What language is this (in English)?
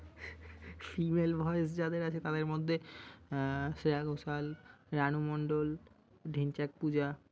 Bangla